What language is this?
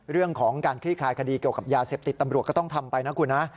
Thai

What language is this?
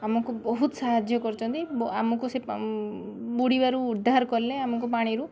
Odia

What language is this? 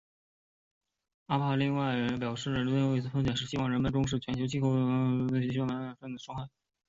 Chinese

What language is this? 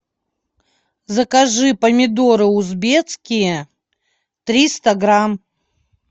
Russian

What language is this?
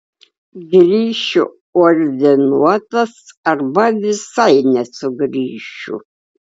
Lithuanian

